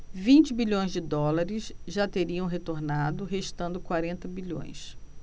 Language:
Portuguese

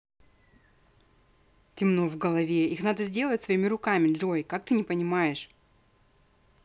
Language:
Russian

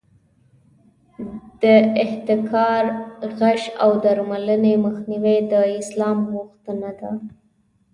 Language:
Pashto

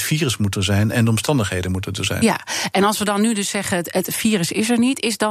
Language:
Dutch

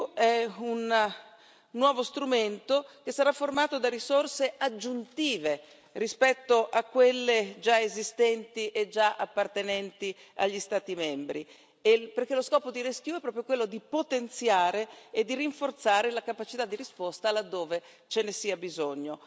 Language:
Italian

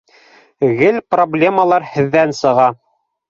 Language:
Bashkir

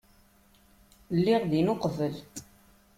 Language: Kabyle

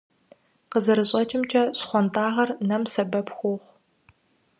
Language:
Kabardian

